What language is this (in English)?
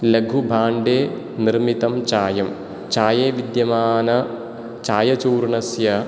Sanskrit